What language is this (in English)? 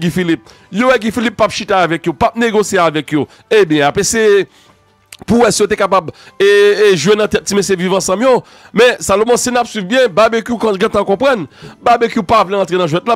French